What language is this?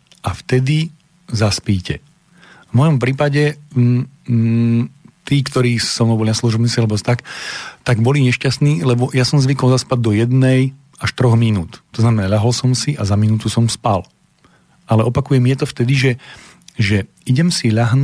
Slovak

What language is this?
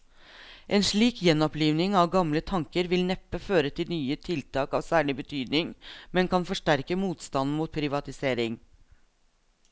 Norwegian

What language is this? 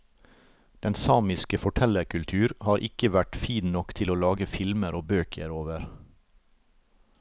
Norwegian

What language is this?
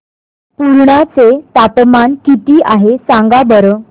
Marathi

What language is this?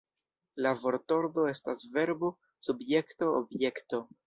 Esperanto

